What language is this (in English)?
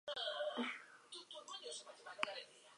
Basque